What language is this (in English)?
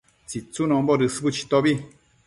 Matsés